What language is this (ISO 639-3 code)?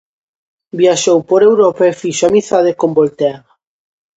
glg